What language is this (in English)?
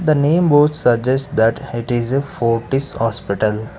English